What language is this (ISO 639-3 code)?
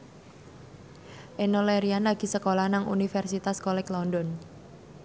jav